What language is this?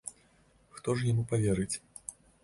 Belarusian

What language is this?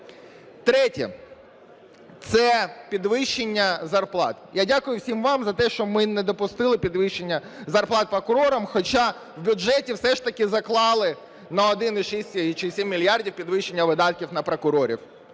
Ukrainian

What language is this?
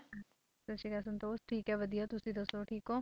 Punjabi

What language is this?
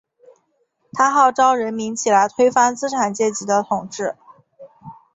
Chinese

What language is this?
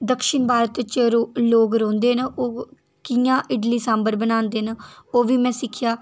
Dogri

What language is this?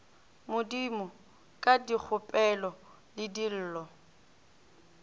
Northern Sotho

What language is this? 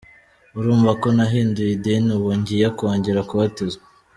Kinyarwanda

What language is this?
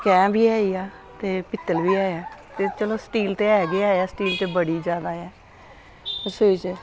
Dogri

